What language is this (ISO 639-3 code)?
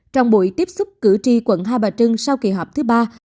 vie